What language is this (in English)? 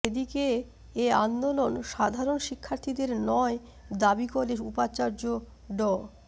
Bangla